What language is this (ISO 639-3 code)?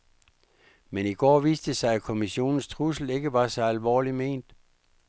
dan